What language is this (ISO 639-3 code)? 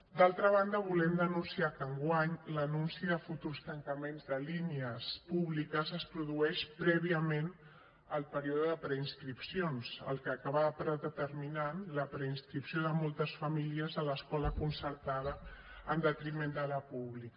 cat